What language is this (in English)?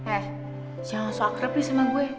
Indonesian